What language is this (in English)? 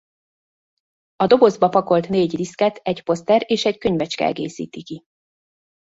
Hungarian